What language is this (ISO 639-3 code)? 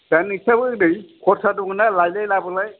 brx